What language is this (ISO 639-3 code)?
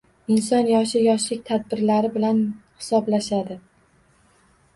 uzb